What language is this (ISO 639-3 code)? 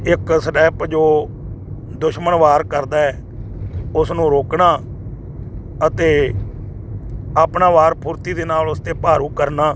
pan